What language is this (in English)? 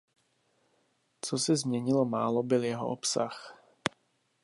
Czech